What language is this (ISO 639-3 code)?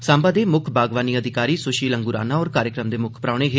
doi